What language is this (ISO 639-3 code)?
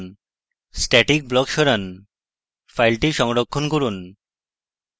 ben